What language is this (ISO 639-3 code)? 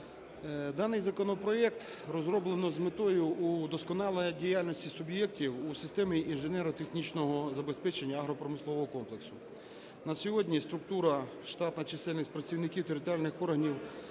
ukr